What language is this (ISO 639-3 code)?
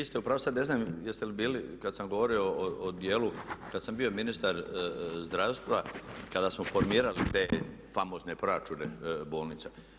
hrv